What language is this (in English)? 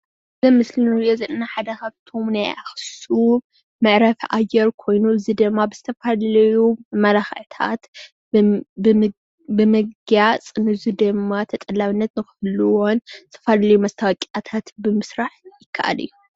Tigrinya